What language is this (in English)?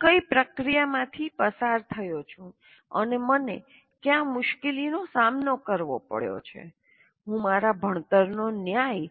Gujarati